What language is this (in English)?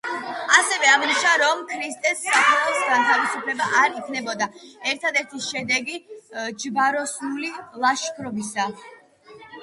Georgian